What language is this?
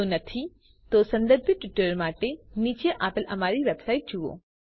Gujarati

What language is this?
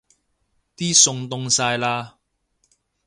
Cantonese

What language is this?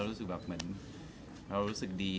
Thai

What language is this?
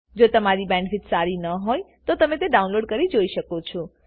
Gujarati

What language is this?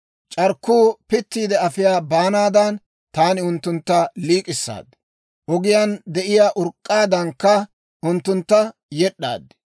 Dawro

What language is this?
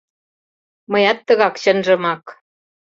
Mari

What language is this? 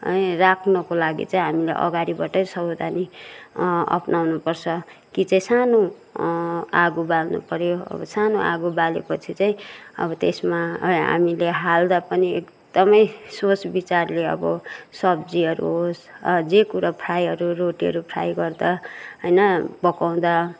Nepali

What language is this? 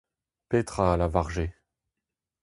Breton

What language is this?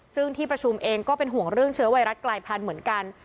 Thai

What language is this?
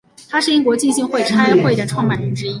Chinese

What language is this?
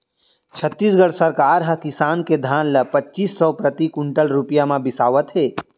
Chhattisgarhi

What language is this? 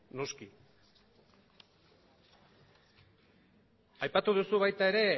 Basque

